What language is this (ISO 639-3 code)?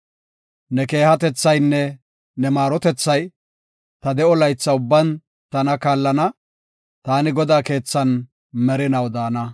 gof